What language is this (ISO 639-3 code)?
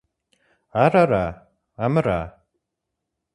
kbd